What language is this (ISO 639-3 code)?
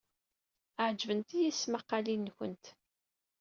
kab